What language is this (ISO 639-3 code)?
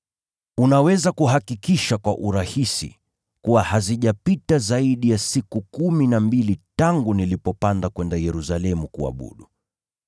swa